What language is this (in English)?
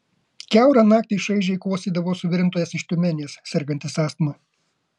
Lithuanian